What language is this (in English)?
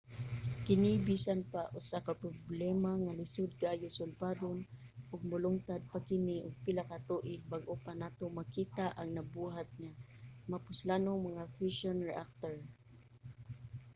Cebuano